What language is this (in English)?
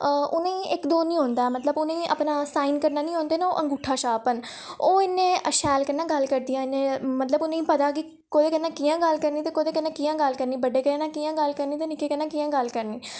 Dogri